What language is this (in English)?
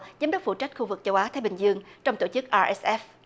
Vietnamese